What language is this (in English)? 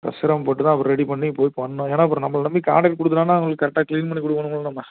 Tamil